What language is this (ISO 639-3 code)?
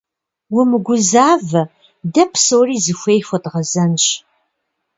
kbd